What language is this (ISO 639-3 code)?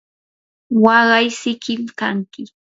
qur